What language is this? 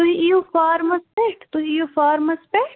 Kashmiri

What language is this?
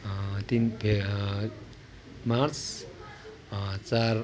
Nepali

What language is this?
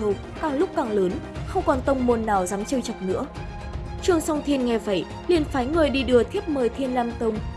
Vietnamese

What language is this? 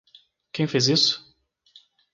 Portuguese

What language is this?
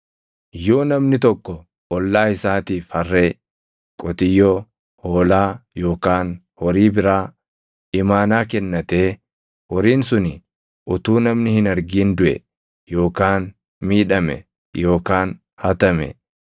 Oromo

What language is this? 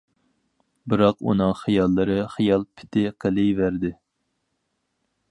Uyghur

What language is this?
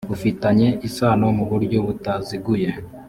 Kinyarwanda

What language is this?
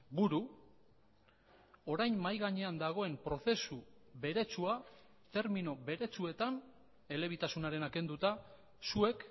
Basque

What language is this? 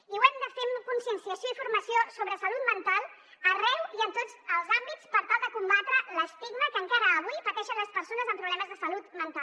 Catalan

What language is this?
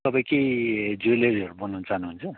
Nepali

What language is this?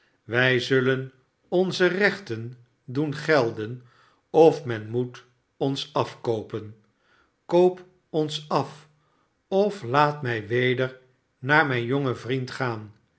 Dutch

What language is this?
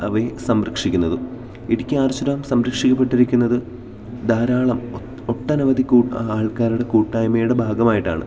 Malayalam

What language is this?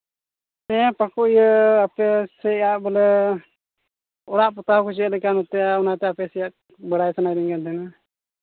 Santali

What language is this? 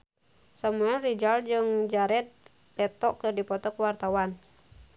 Sundanese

